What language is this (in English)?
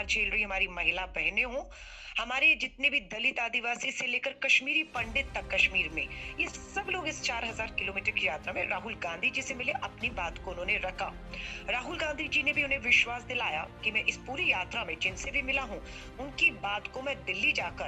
Hindi